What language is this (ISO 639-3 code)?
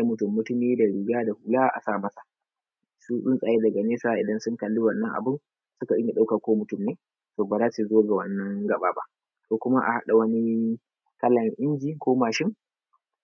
hau